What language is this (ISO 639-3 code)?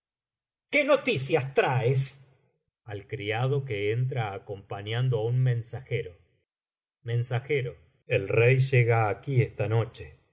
spa